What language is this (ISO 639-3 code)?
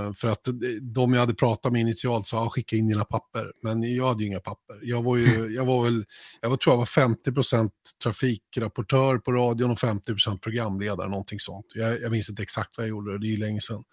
swe